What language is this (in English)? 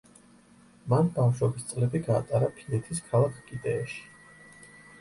Georgian